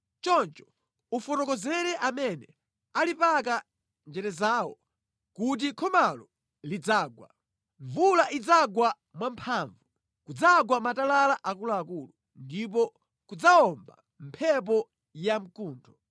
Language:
Nyanja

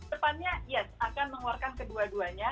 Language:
Indonesian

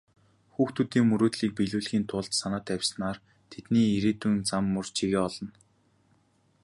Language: Mongolian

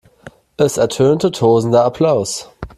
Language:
German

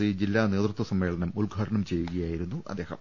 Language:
Malayalam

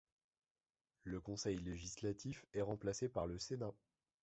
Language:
French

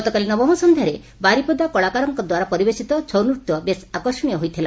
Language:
Odia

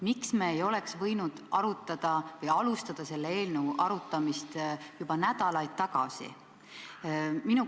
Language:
Estonian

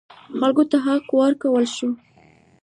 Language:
Pashto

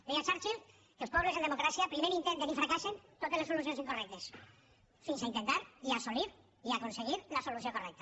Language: Catalan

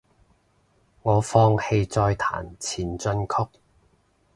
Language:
Cantonese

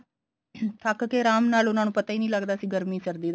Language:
Punjabi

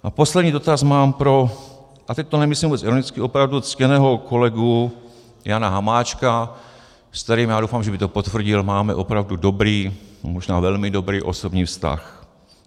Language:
Czech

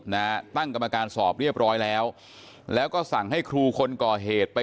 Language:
Thai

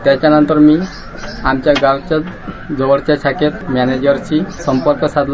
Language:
Marathi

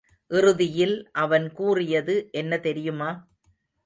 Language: Tamil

